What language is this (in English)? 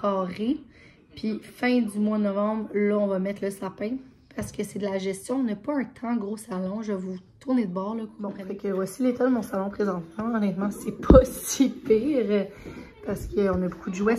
French